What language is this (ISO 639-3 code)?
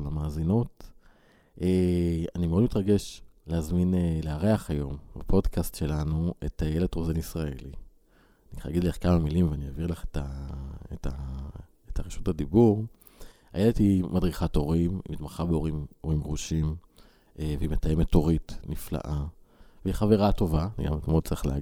heb